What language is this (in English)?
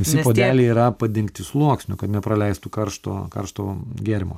Lithuanian